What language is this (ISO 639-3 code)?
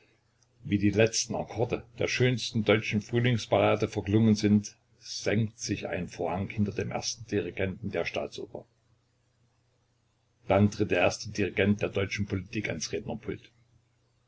deu